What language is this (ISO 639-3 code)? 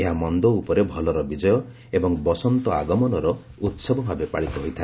ori